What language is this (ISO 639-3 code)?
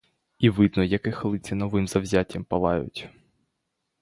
ukr